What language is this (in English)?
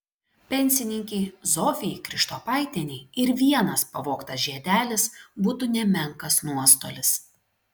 Lithuanian